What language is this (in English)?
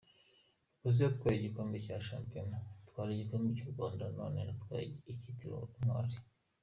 Kinyarwanda